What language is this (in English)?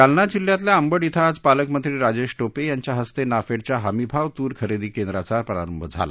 Marathi